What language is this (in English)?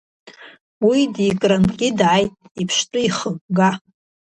Abkhazian